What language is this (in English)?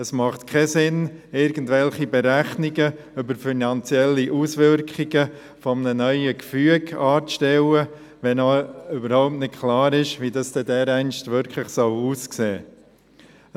Swiss German